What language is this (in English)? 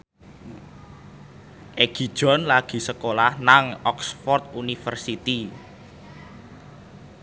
Javanese